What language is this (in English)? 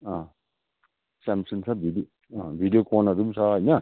Nepali